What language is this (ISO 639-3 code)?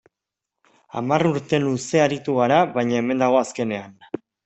eus